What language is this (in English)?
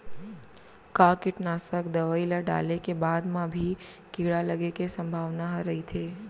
Chhattisgarhi